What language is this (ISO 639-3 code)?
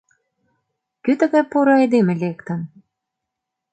chm